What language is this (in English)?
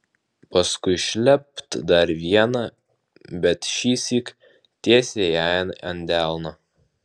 Lithuanian